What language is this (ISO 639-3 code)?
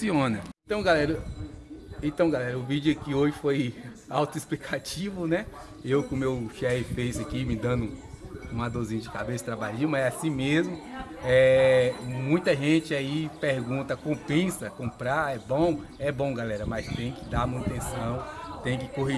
por